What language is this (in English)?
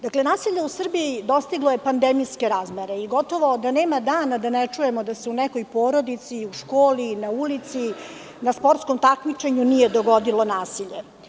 Serbian